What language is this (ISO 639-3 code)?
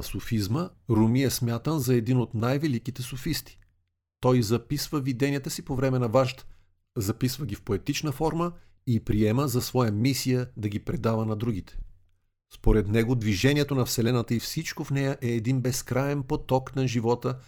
bul